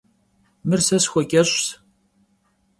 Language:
Kabardian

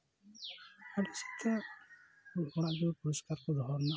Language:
Santali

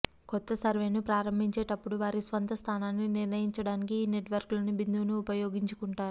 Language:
Telugu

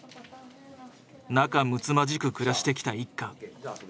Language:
Japanese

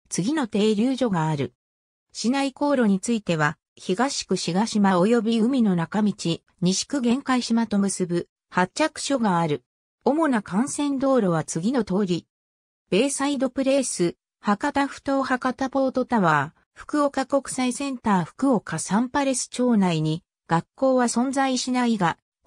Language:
Japanese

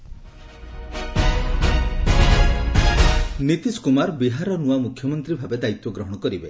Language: Odia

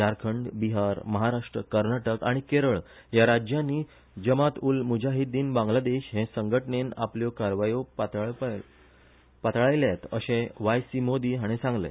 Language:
Konkani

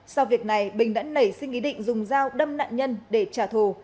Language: Vietnamese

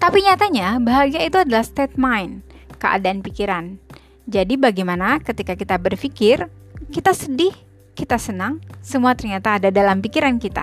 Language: Indonesian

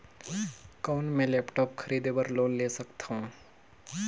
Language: Chhattisgarhi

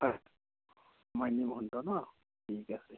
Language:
Assamese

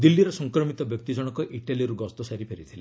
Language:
Odia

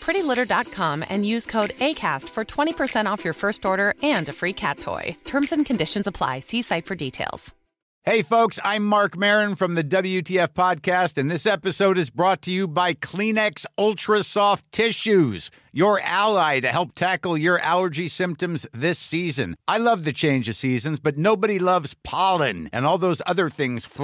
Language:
English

